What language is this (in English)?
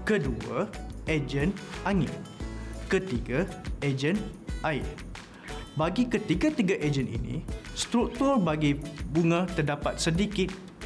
Malay